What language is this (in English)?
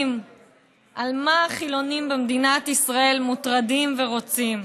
Hebrew